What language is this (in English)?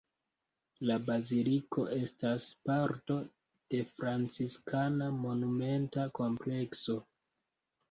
Esperanto